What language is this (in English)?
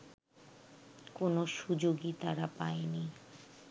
Bangla